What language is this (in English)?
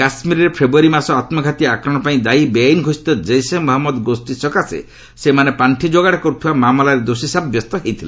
Odia